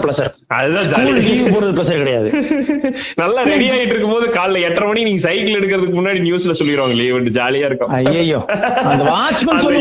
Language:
Tamil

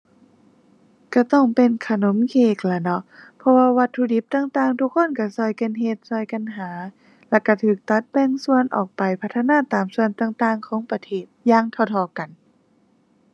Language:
Thai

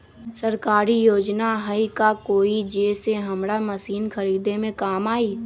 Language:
Magahi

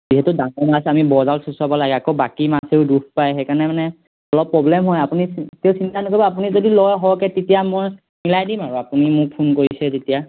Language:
Assamese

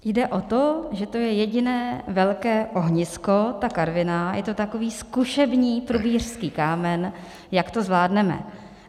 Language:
Czech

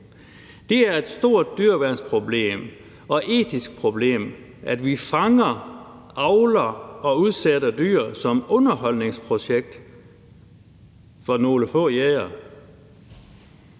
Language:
Danish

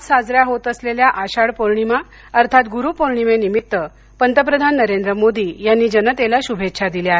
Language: Marathi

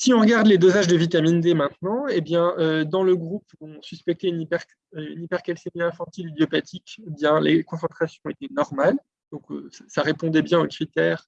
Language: French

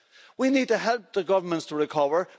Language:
English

